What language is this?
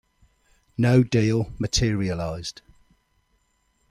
English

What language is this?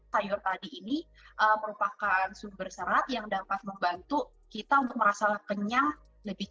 Indonesian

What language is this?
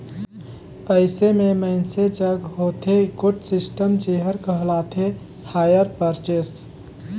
Chhattisgarhi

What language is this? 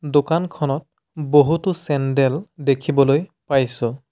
Assamese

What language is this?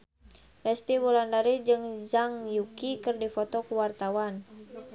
Sundanese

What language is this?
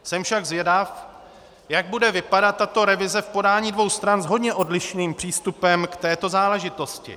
Czech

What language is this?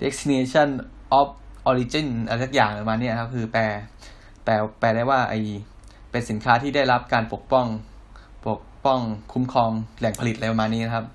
Thai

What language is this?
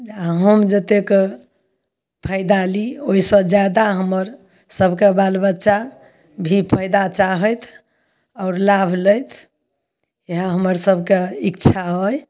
Maithili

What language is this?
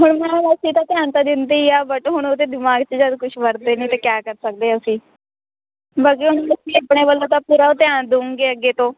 Punjabi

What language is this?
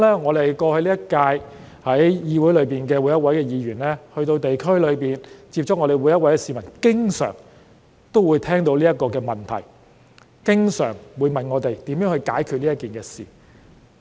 Cantonese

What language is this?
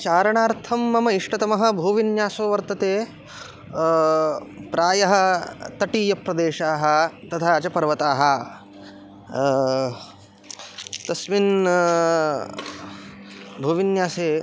Sanskrit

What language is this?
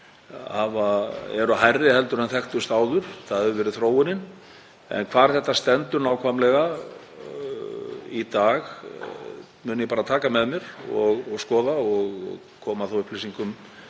Icelandic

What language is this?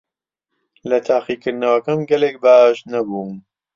Central Kurdish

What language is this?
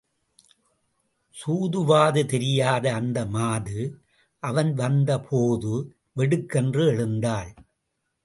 Tamil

